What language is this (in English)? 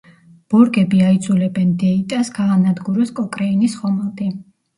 Georgian